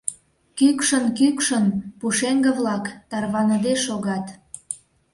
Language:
Mari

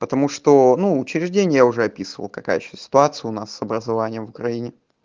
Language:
Russian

